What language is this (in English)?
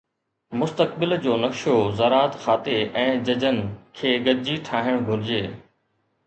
Sindhi